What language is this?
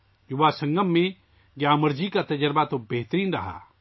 Urdu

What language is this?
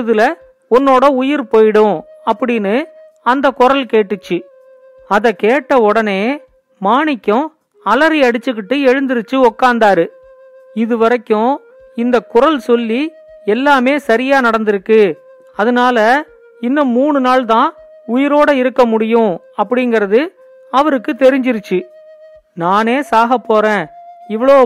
Tamil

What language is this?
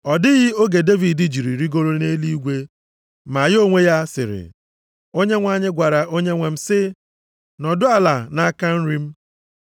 Igbo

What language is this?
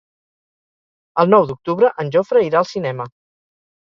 Catalan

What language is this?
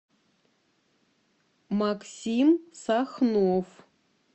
Russian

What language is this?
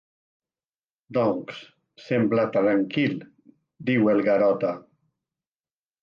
Catalan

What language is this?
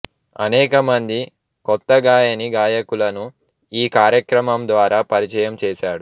Telugu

